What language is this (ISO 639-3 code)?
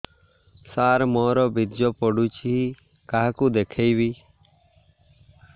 ori